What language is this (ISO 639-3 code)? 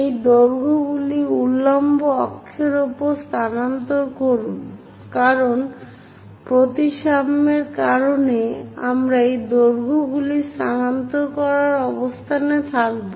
ben